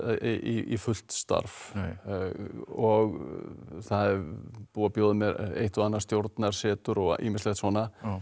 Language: Icelandic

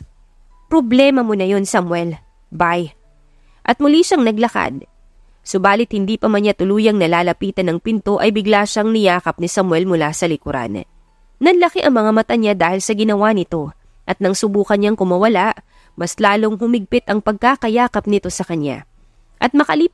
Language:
Filipino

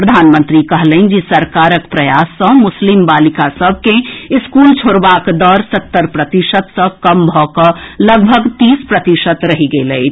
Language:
Maithili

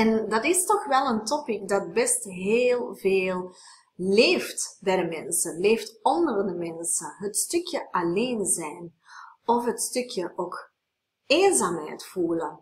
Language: Dutch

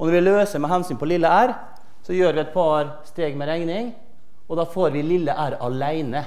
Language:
Norwegian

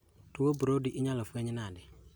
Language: Luo (Kenya and Tanzania)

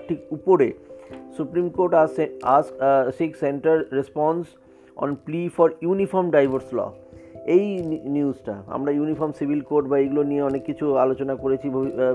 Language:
Bangla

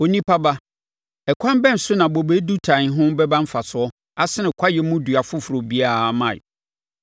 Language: Akan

